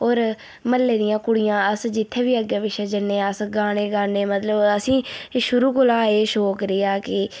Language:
Dogri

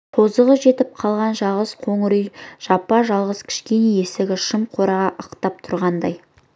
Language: Kazakh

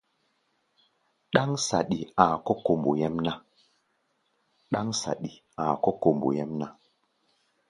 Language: Gbaya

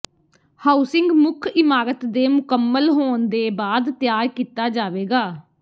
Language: Punjabi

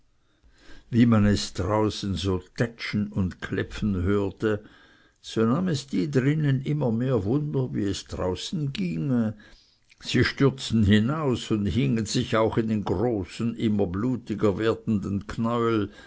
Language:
German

